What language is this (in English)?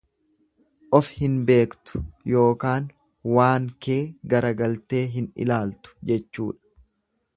Oromo